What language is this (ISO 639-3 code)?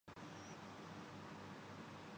urd